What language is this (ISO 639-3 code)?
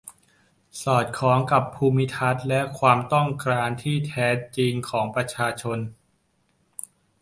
tha